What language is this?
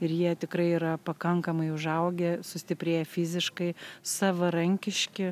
Lithuanian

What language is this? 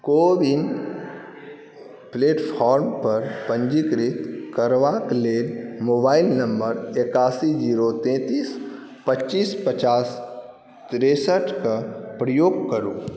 Maithili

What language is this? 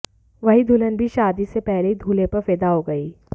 Hindi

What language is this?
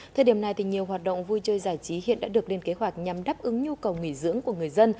Vietnamese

